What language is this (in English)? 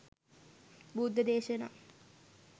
Sinhala